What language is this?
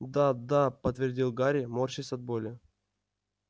Russian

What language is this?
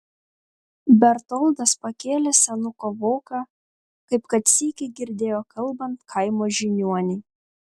Lithuanian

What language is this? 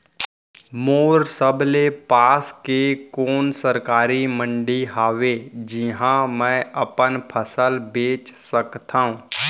Chhattisgarhi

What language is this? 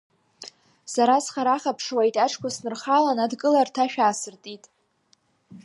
Abkhazian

